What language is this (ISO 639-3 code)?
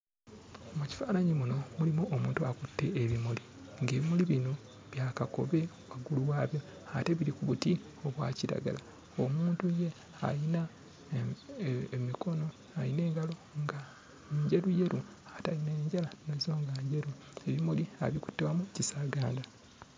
lug